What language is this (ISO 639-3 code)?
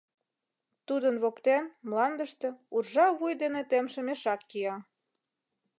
chm